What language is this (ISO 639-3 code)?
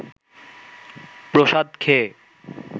ben